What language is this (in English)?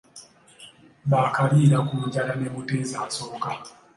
Ganda